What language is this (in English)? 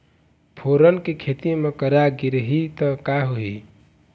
Chhattisgarhi